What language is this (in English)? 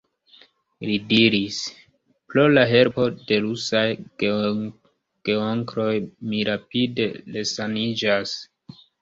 Esperanto